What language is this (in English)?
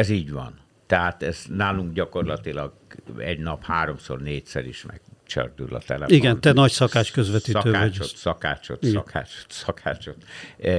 Hungarian